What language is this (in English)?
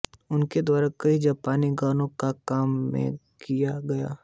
Hindi